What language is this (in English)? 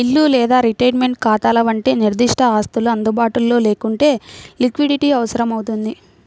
Telugu